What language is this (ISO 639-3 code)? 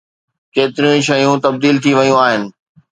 snd